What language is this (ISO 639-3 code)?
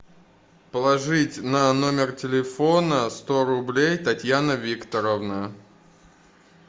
rus